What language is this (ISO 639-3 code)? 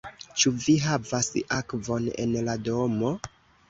epo